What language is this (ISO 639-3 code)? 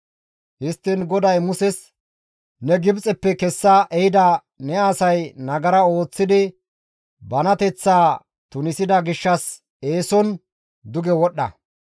gmv